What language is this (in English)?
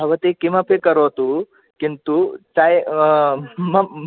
Sanskrit